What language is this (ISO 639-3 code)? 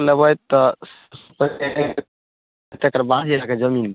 mai